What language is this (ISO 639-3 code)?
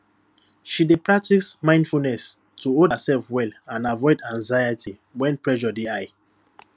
pcm